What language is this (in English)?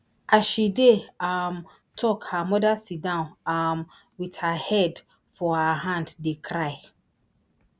Nigerian Pidgin